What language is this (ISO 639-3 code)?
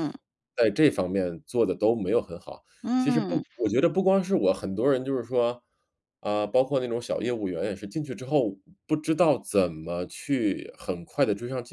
zho